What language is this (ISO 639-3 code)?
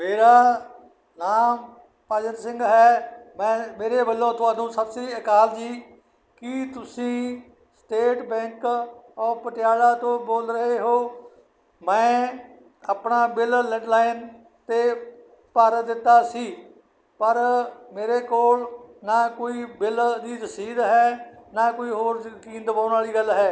pan